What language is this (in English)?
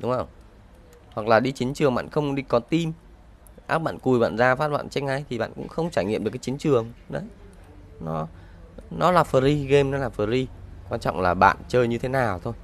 Vietnamese